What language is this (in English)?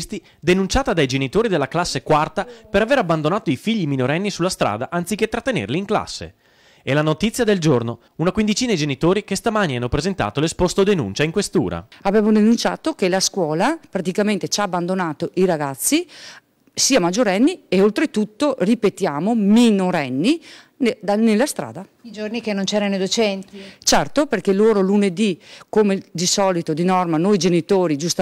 Italian